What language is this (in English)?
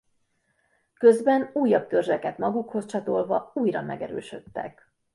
Hungarian